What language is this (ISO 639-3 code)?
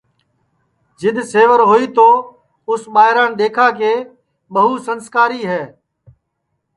ssi